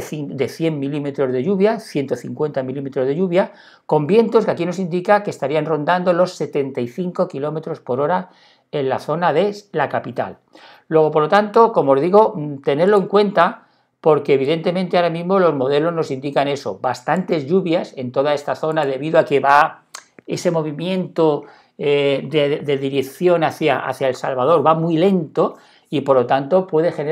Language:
Spanish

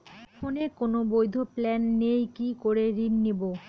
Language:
Bangla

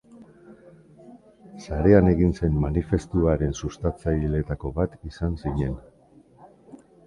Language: Basque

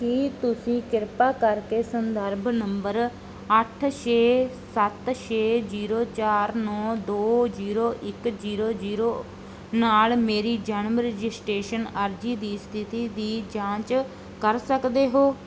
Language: Punjabi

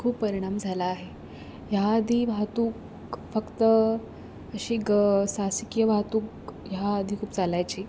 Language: Marathi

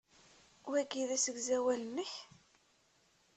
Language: Kabyle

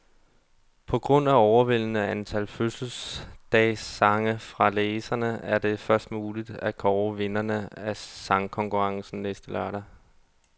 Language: Danish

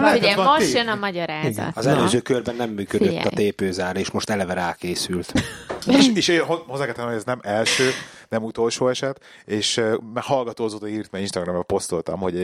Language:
Hungarian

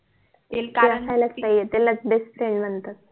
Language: Marathi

